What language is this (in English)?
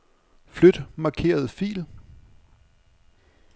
Danish